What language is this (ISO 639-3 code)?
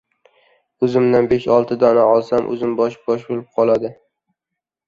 uzb